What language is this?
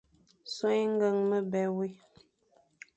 Fang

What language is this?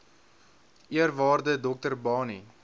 Afrikaans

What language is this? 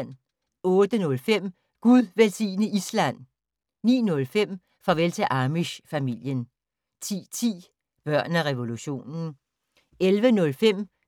Danish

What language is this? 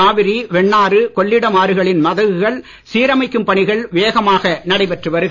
Tamil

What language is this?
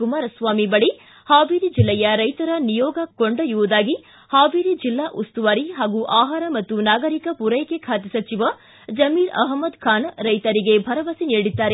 Kannada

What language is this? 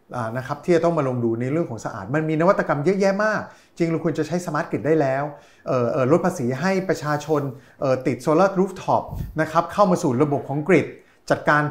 Thai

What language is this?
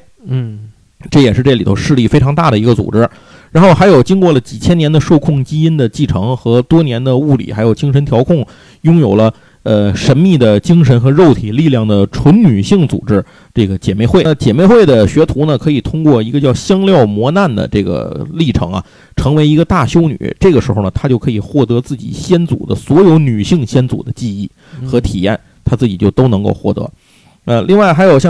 Chinese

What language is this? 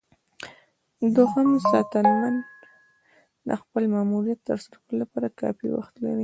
Pashto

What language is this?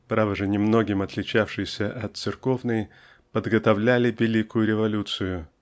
Russian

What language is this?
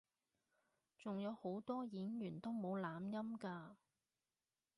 Cantonese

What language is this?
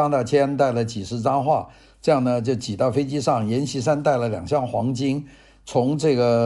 Chinese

